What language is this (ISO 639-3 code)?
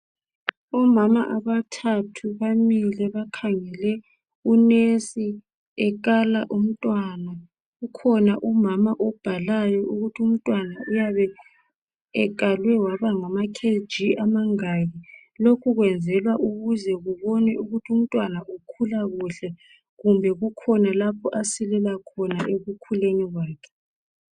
nde